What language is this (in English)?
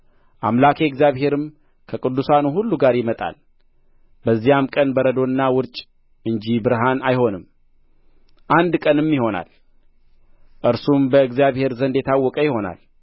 Amharic